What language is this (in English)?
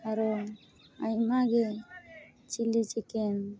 Santali